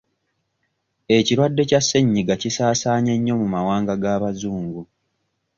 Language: Ganda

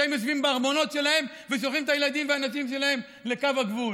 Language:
Hebrew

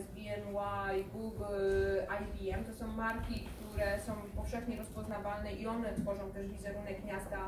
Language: Polish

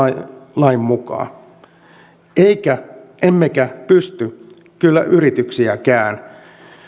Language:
Finnish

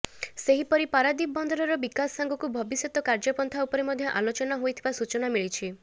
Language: Odia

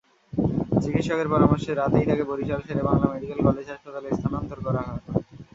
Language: Bangla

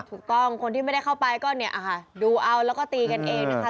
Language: Thai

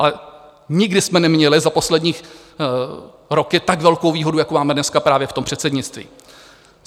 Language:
Czech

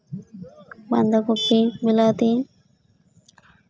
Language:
Santali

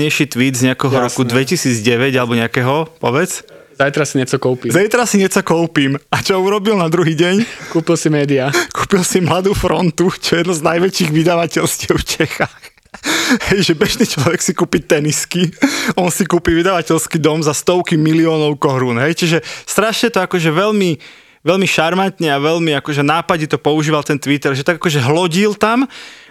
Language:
Slovak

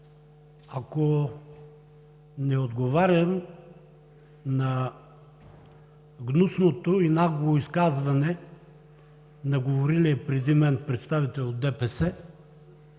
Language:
Bulgarian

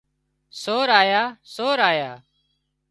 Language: Wadiyara Koli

